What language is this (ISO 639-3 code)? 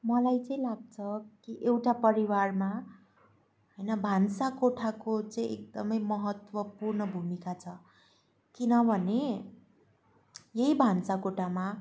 nep